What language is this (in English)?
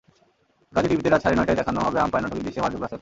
Bangla